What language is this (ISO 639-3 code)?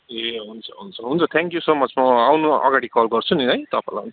nep